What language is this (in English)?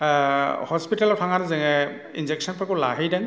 Bodo